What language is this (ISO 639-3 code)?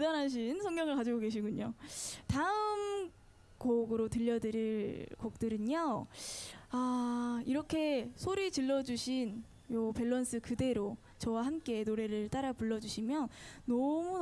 kor